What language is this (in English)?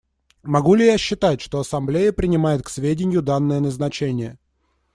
Russian